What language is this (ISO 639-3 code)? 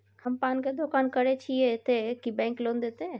mai